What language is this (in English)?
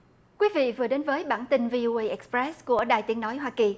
Vietnamese